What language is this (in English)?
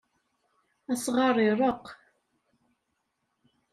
Kabyle